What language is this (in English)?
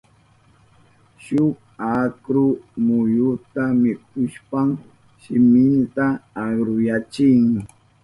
Southern Pastaza Quechua